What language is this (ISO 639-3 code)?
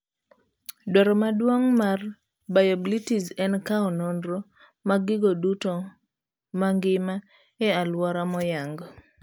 luo